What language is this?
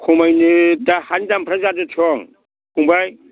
Bodo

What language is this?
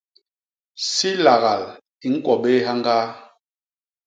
Basaa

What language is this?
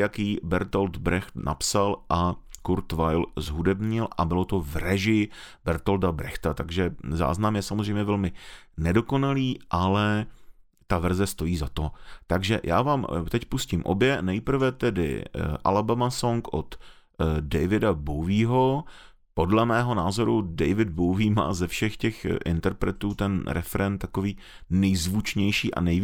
Czech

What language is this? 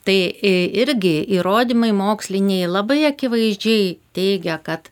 Lithuanian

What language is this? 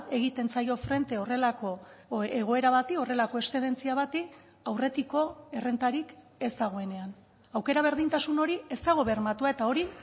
Basque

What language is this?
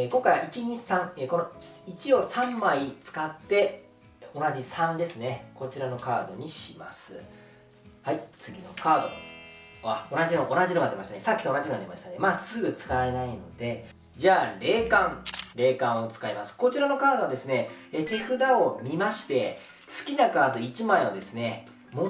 Japanese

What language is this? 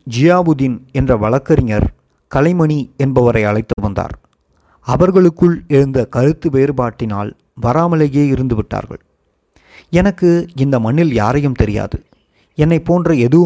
Tamil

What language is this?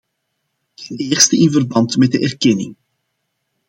Dutch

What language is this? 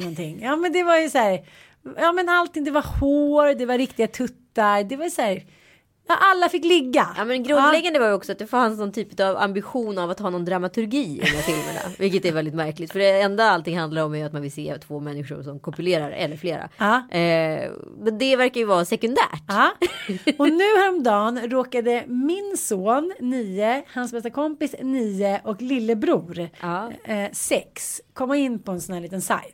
Swedish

